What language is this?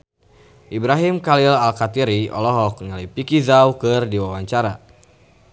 Sundanese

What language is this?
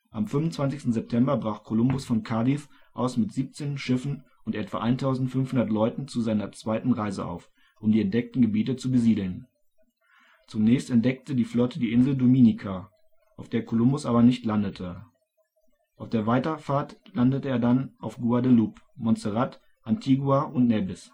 German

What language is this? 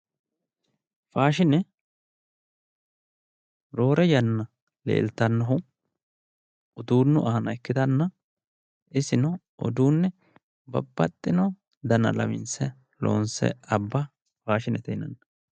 Sidamo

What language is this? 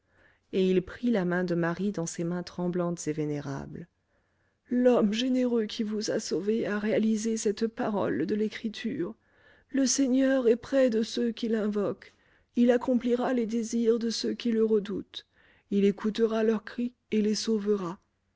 French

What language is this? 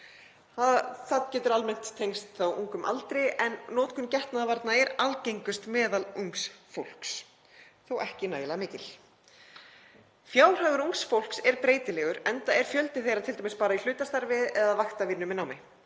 Icelandic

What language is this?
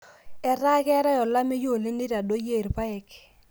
Masai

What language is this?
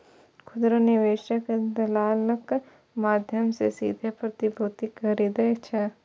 Maithili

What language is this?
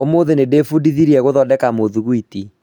Kikuyu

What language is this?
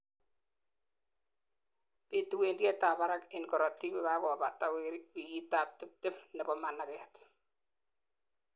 Kalenjin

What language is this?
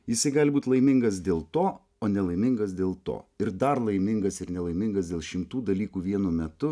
Lithuanian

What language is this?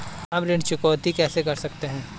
Hindi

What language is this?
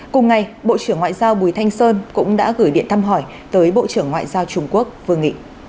Vietnamese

